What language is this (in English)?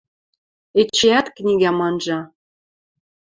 Western Mari